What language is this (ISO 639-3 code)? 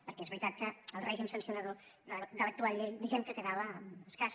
cat